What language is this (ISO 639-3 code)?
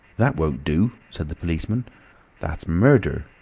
eng